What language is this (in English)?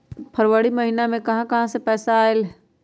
Magahi